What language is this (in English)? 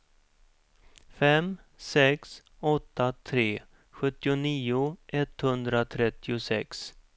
Swedish